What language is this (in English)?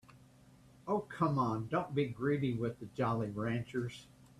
English